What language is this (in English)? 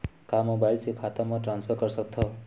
Chhattisgarhi